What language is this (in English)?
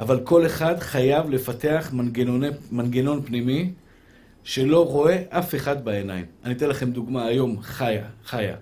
Hebrew